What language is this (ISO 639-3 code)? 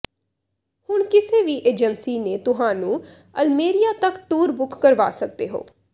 pan